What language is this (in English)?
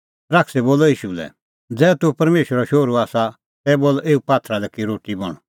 Kullu Pahari